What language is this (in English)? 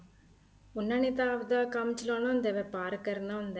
Punjabi